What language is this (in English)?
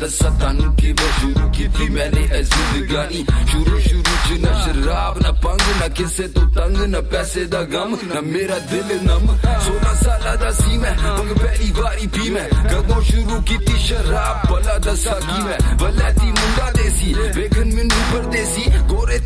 Hindi